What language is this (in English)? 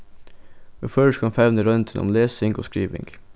Faroese